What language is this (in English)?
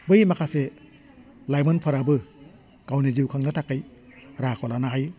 Bodo